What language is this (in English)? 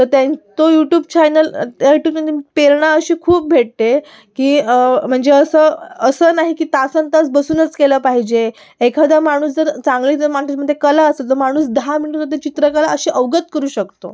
Marathi